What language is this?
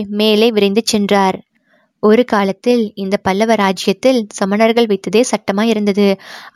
Tamil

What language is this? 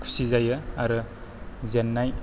Bodo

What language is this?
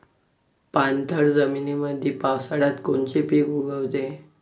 Marathi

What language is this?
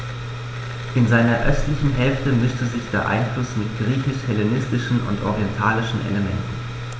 German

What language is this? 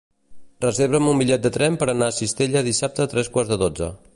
Catalan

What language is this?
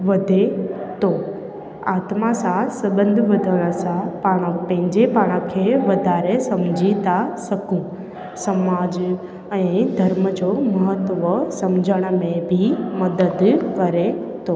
Sindhi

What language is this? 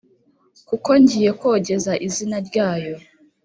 Kinyarwanda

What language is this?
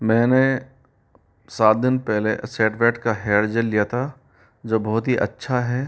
Hindi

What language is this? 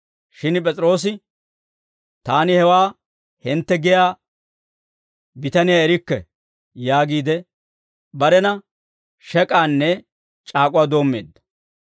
Dawro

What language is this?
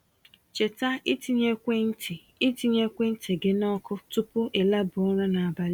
Igbo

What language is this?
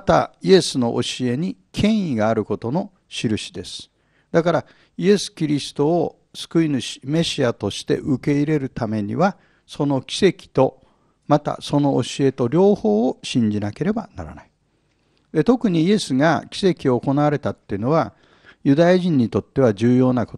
Japanese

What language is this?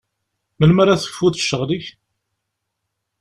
Kabyle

